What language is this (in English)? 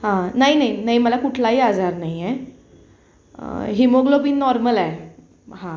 Marathi